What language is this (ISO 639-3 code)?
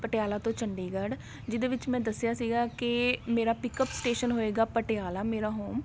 pan